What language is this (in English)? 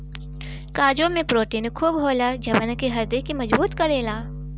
Bhojpuri